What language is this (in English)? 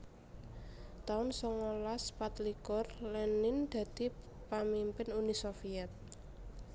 Javanese